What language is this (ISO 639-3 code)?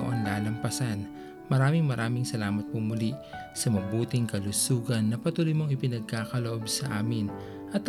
fil